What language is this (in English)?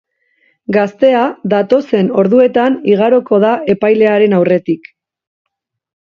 Basque